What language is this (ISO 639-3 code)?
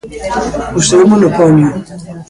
glg